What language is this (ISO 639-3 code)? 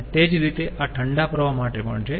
guj